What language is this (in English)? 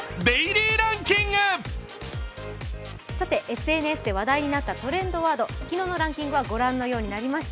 Japanese